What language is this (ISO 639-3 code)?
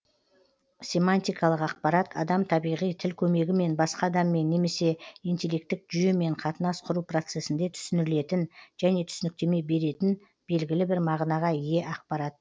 kaz